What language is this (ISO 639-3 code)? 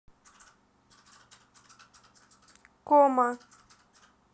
rus